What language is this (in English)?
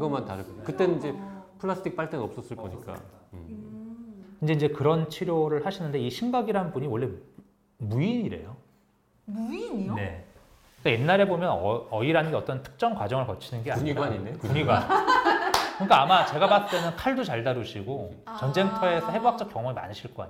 Korean